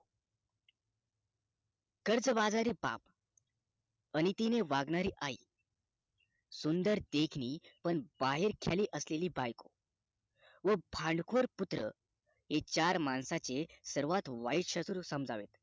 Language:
Marathi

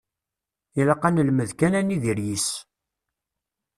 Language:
Kabyle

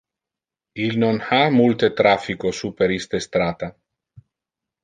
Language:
Interlingua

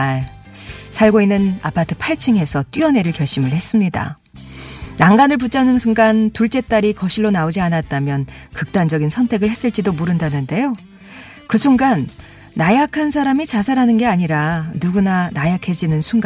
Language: Korean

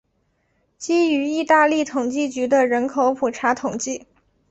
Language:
Chinese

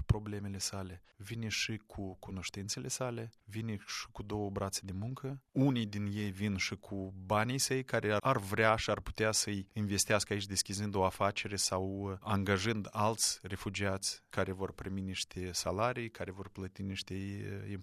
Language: Romanian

